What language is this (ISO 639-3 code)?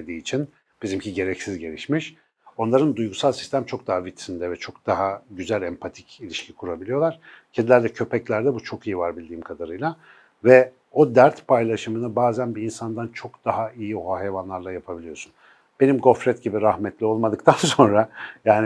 tur